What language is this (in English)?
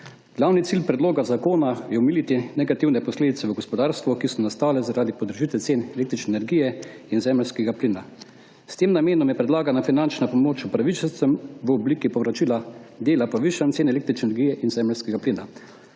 Slovenian